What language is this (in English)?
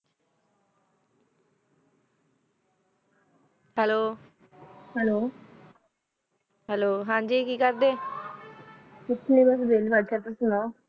Punjabi